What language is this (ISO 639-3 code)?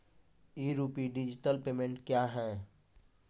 mai